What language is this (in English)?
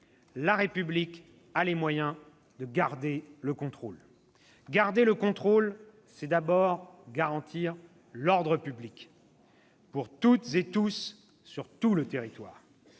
French